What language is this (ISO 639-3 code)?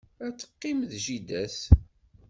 kab